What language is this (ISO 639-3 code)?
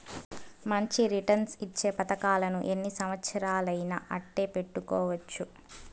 tel